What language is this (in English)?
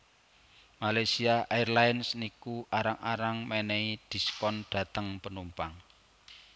Javanese